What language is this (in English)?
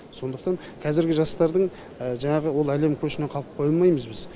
Kazakh